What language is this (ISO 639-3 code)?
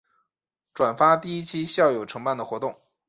zho